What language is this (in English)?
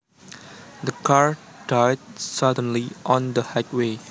Javanese